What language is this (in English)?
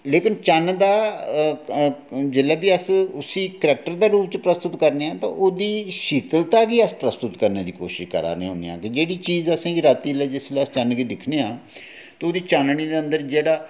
Dogri